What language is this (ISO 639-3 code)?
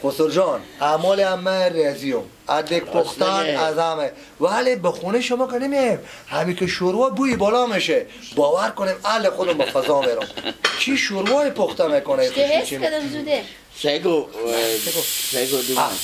fas